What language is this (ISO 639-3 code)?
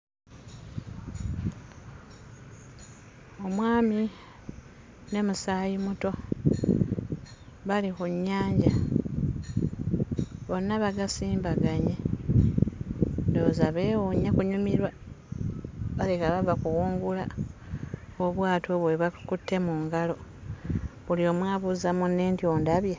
lug